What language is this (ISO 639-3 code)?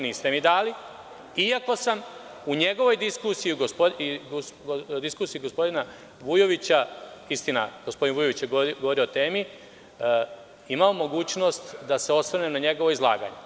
srp